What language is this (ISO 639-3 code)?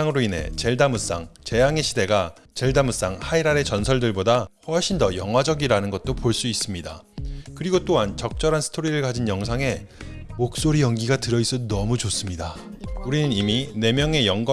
kor